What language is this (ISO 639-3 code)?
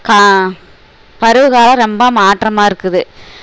tam